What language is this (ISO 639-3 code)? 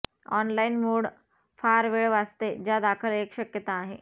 mar